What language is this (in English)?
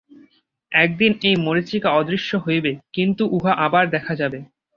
Bangla